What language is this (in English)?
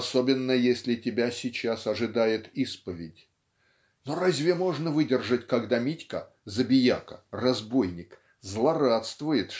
Russian